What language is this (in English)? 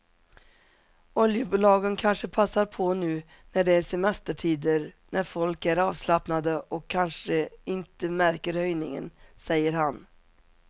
Swedish